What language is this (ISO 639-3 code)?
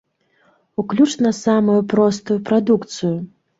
bel